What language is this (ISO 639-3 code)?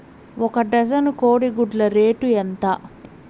tel